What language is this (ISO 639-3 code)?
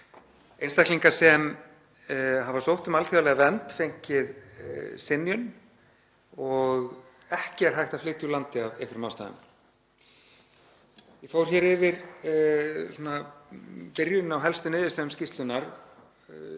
isl